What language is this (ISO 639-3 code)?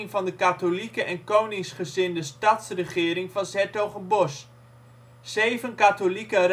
nld